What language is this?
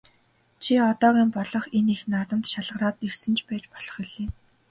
Mongolian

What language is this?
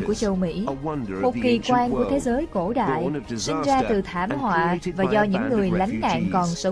Vietnamese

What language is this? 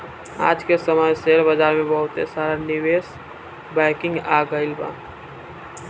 Bhojpuri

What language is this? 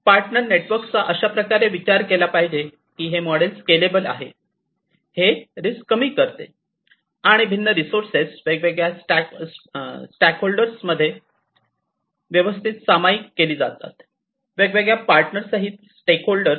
Marathi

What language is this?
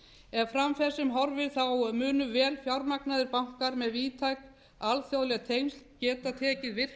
Icelandic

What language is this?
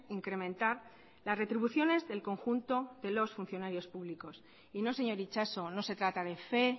Spanish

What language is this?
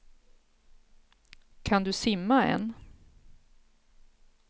Swedish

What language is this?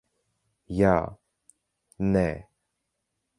Latvian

